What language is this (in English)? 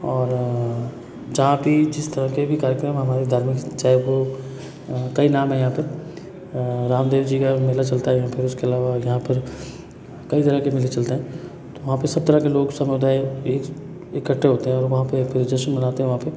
Hindi